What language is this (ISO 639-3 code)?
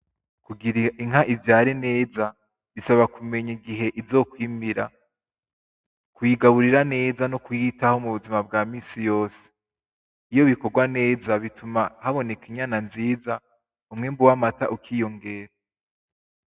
run